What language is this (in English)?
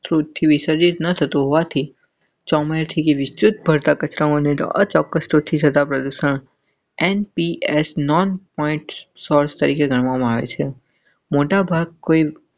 Gujarati